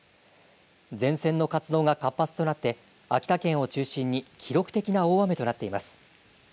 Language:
Japanese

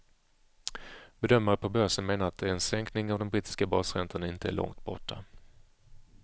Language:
Swedish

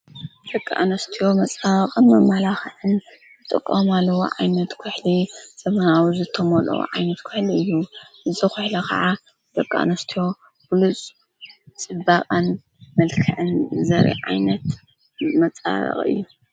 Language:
Tigrinya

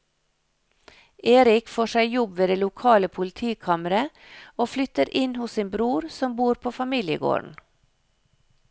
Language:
Norwegian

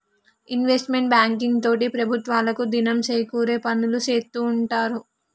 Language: Telugu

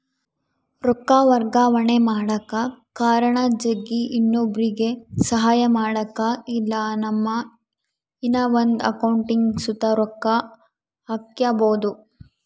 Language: Kannada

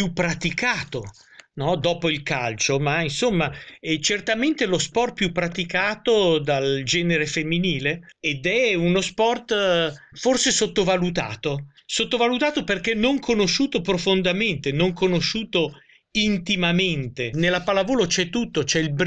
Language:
Italian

